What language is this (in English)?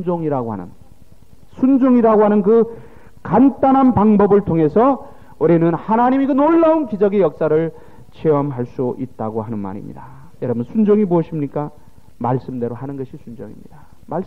Korean